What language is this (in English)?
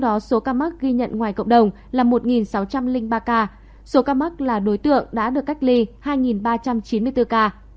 Vietnamese